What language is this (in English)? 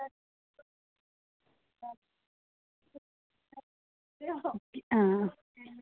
Dogri